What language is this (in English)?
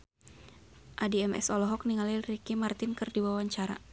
Sundanese